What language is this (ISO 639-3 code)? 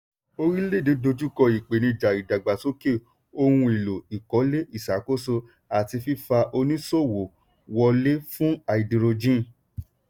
yor